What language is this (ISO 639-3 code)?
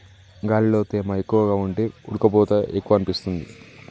tel